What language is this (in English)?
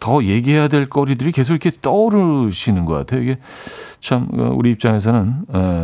Korean